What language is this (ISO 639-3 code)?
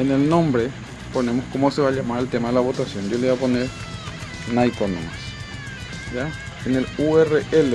spa